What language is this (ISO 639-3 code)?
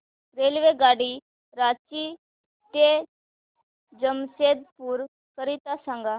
mar